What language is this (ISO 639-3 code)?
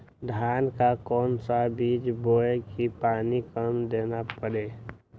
mag